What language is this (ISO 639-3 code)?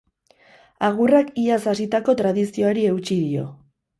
eus